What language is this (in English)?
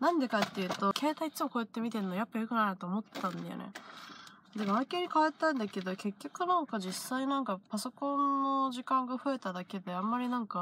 Japanese